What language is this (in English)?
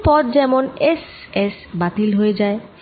Bangla